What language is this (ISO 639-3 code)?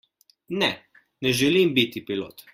slv